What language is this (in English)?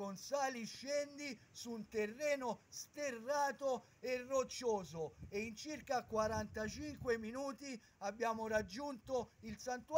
Italian